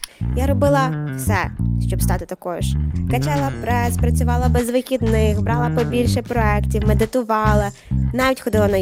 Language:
Ukrainian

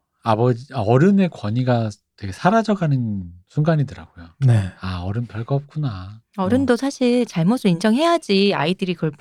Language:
Korean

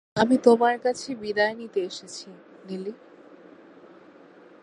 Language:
Bangla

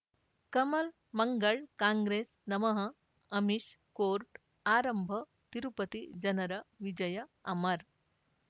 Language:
Kannada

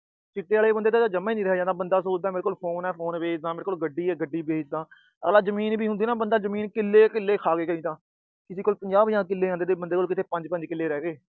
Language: Punjabi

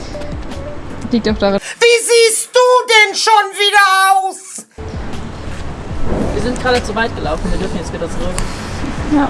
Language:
German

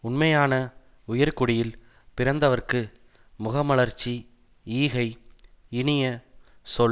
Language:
Tamil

